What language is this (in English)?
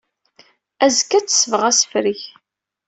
Kabyle